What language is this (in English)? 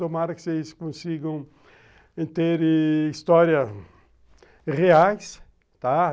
Portuguese